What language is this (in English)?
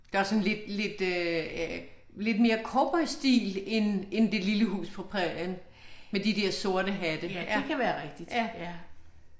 Danish